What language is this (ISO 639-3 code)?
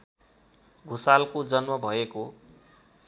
nep